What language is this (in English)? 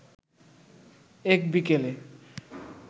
Bangla